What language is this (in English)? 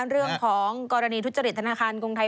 Thai